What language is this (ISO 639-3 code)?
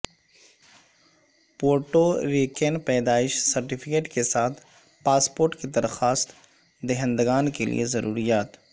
urd